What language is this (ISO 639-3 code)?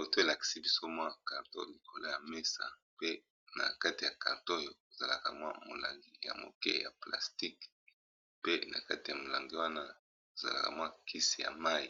lin